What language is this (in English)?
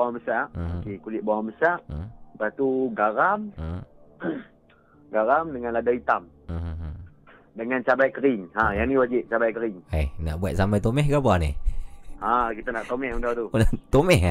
Malay